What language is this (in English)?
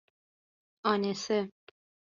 Persian